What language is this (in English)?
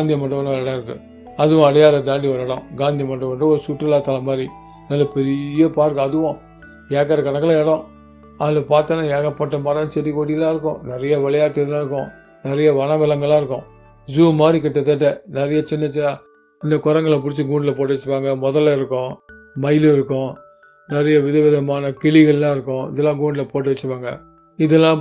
Tamil